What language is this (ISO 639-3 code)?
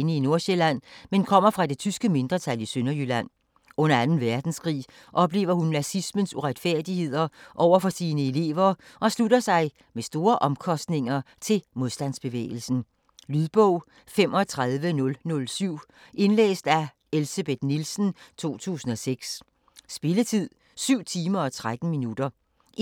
dan